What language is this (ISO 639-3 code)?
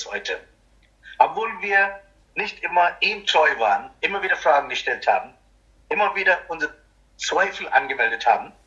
deu